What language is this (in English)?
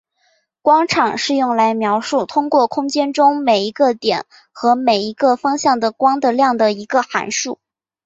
Chinese